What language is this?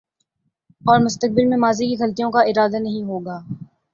Urdu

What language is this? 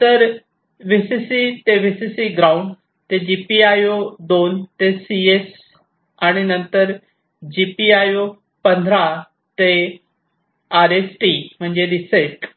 Marathi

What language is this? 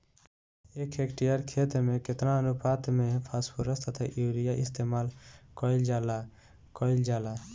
Bhojpuri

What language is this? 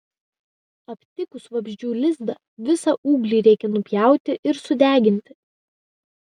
Lithuanian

